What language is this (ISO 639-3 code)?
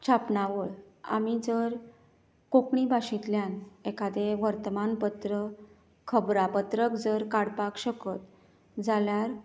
kok